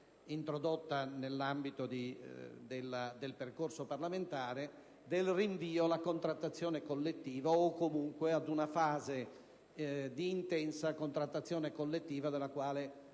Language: Italian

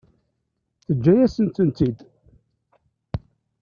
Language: Kabyle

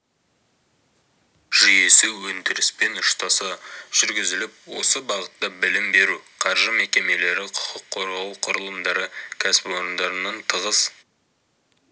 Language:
Kazakh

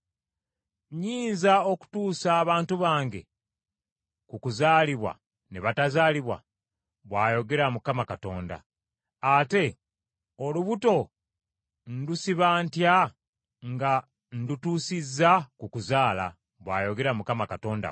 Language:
Ganda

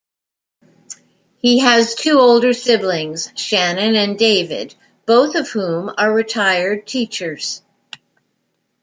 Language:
English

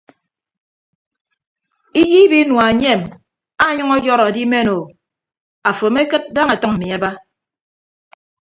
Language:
Ibibio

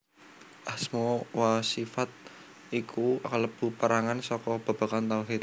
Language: Javanese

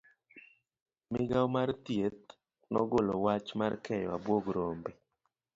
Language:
Luo (Kenya and Tanzania)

